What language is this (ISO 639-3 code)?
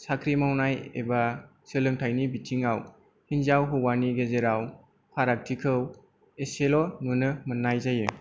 brx